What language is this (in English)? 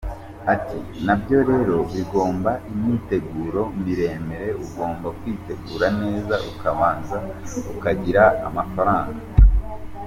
Kinyarwanda